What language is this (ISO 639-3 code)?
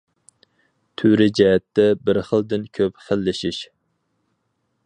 uig